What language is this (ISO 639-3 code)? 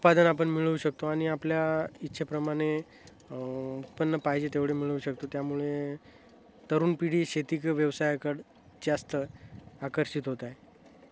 mar